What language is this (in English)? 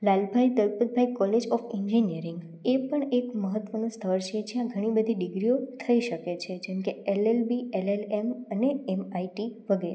Gujarati